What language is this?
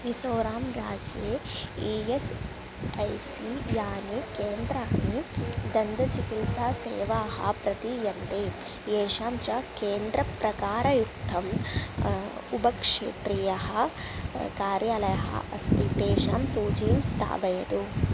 Sanskrit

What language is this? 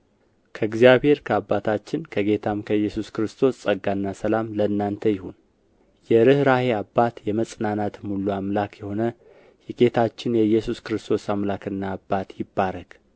Amharic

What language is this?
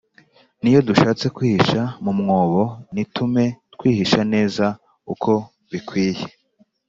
Kinyarwanda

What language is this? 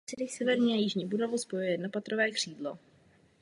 Czech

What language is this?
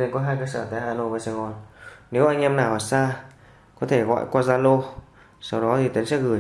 Vietnamese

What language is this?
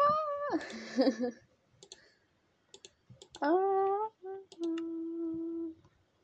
German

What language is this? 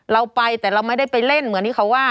Thai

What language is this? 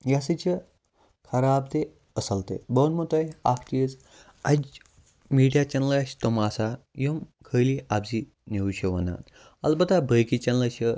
Kashmiri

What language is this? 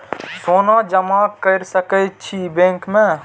Maithili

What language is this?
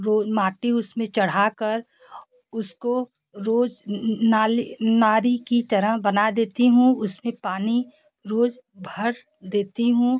Hindi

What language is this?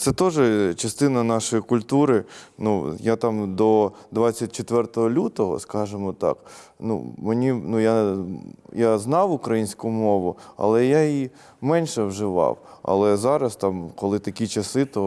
Ukrainian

